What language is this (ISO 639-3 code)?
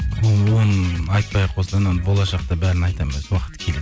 kaz